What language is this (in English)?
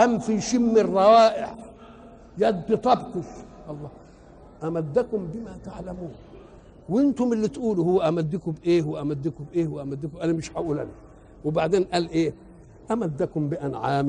Arabic